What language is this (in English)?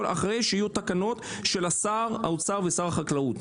Hebrew